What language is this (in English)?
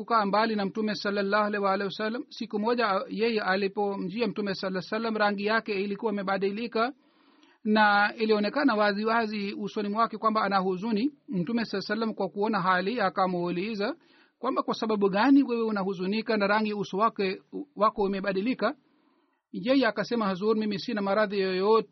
Swahili